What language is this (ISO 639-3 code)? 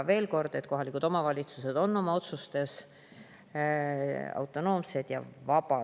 est